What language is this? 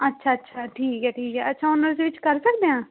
Punjabi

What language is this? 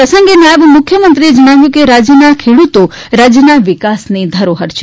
Gujarati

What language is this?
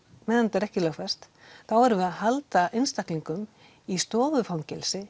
Icelandic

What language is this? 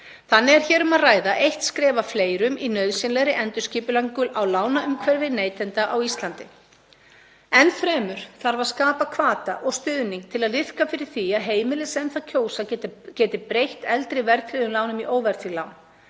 Icelandic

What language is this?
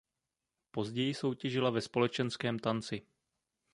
Czech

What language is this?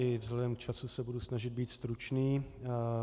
Czech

